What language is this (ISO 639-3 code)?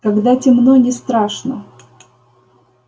rus